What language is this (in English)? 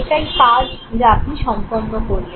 Bangla